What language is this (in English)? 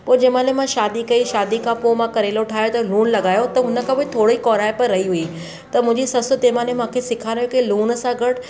Sindhi